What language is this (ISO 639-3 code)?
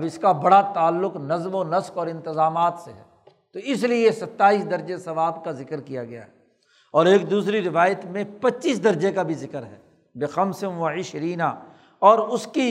urd